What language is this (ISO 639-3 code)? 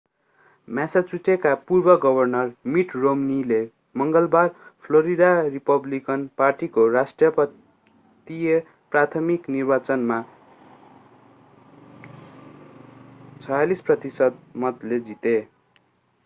nep